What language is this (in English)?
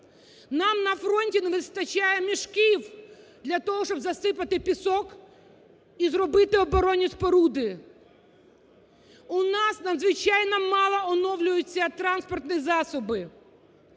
Ukrainian